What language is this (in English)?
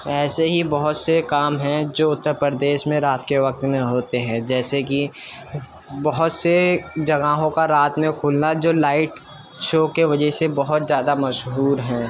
Urdu